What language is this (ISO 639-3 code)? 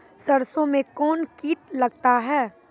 mai